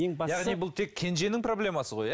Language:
Kazakh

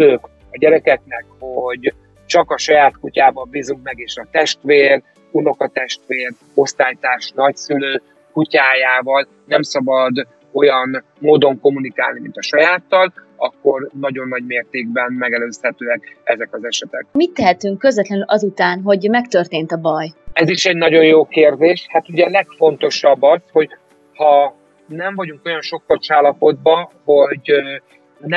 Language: Hungarian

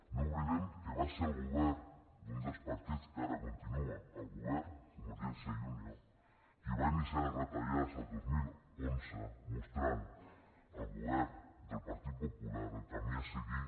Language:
Catalan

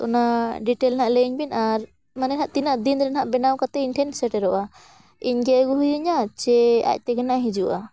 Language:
Santali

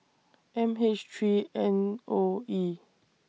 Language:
English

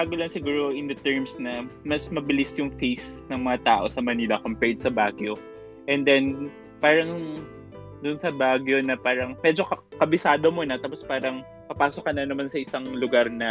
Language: Filipino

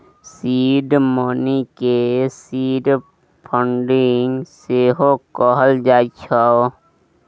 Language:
Maithili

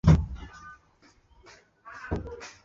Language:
Chinese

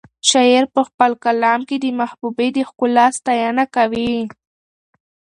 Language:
Pashto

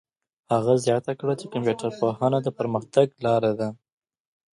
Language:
Pashto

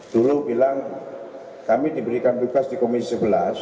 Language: Indonesian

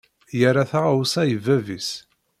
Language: Kabyle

